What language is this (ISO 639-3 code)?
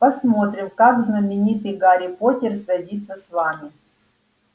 rus